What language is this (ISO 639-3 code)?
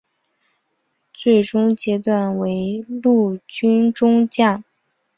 zho